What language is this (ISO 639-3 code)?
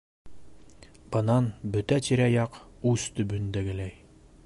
bak